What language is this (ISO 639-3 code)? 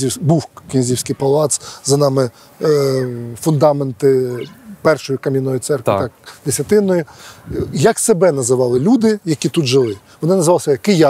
ukr